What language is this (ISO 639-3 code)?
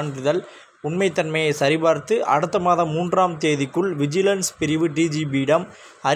tha